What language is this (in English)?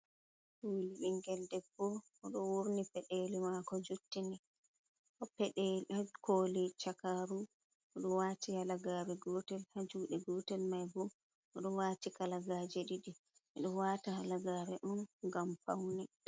Fula